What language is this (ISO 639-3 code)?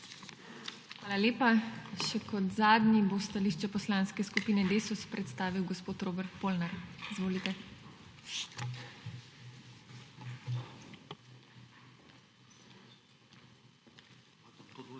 slv